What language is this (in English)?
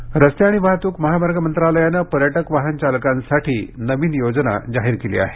Marathi